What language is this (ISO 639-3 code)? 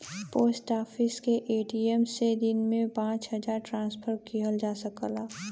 bho